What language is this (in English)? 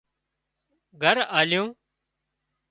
Wadiyara Koli